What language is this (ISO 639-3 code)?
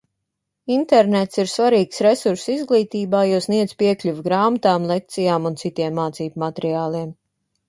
lav